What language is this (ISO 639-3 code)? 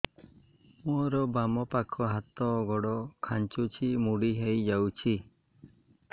ori